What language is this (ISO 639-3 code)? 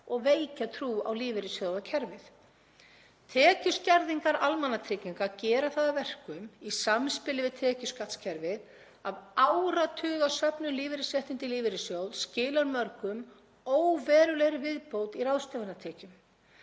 isl